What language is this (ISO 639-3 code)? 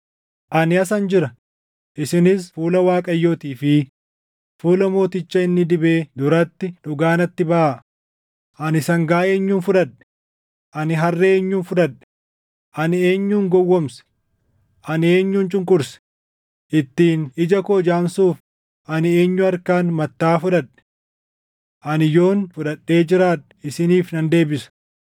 orm